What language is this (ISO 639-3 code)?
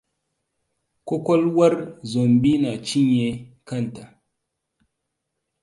hau